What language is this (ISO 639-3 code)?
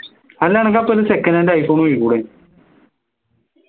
mal